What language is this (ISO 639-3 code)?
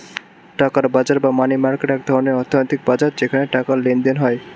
ben